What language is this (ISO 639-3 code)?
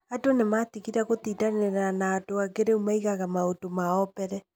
kik